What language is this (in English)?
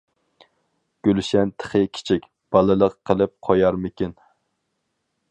Uyghur